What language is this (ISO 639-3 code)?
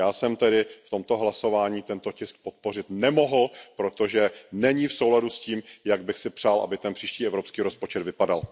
ces